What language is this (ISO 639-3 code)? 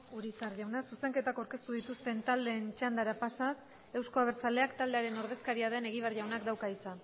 eus